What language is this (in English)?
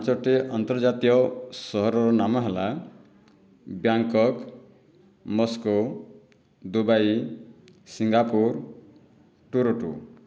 Odia